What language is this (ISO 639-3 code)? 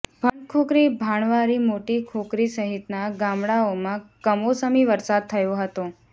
guj